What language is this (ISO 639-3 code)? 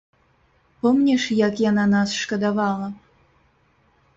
bel